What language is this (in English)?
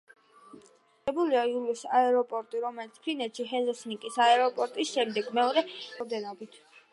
Georgian